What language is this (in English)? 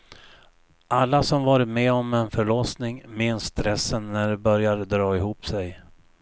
Swedish